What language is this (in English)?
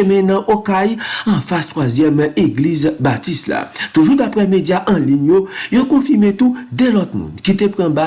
French